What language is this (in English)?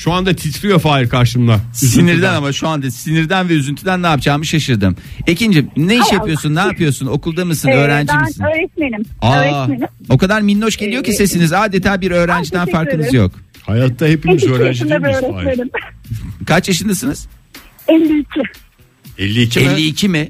Turkish